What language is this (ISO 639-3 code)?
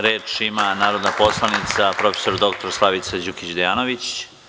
srp